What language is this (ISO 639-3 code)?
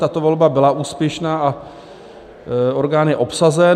ces